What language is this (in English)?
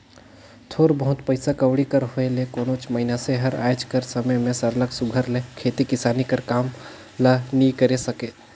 Chhattisgarhi